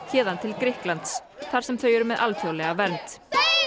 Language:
Icelandic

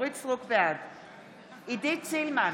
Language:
Hebrew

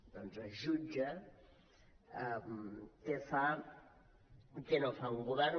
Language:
Catalan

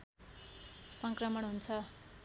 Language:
Nepali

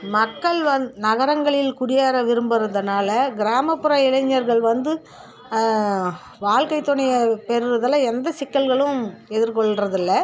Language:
Tamil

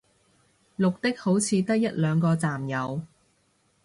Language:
Cantonese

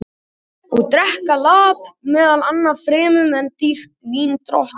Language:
Icelandic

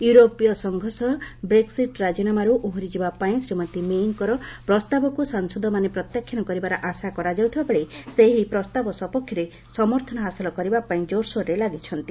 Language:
Odia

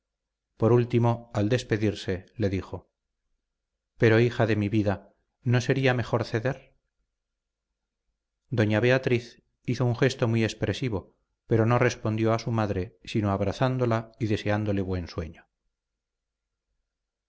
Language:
Spanish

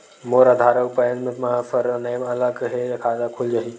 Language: Chhattisgarhi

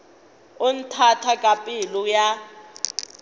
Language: Northern Sotho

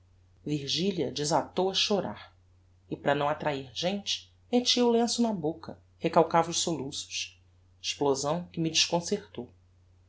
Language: Portuguese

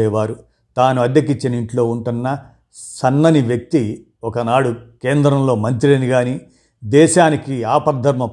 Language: Telugu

